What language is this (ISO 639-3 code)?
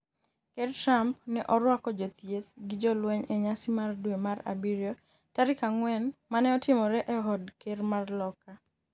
luo